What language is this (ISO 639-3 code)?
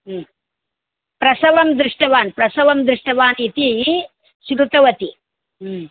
san